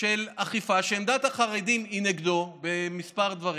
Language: Hebrew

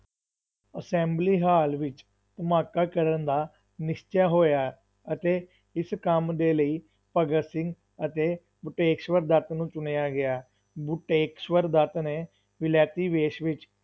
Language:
Punjabi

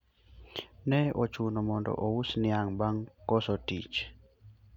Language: Luo (Kenya and Tanzania)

